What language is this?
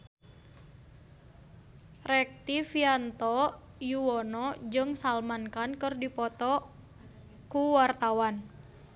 Sundanese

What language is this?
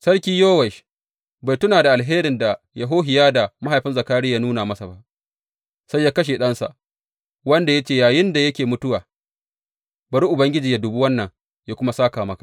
Hausa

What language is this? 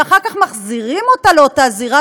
Hebrew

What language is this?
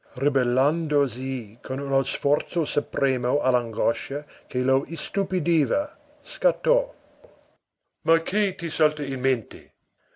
Italian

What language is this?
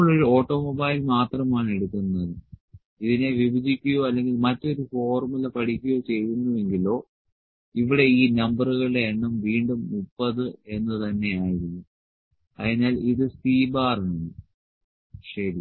Malayalam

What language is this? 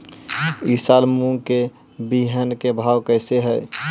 Magahi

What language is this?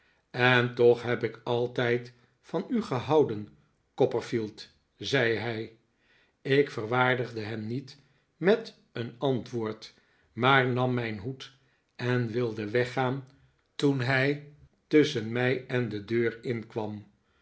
Dutch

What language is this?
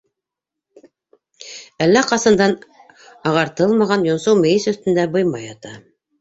Bashkir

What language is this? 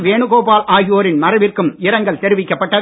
Tamil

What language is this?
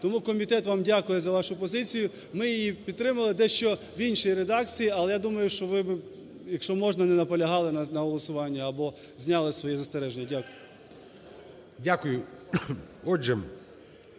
Ukrainian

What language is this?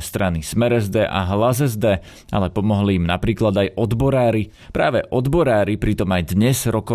Slovak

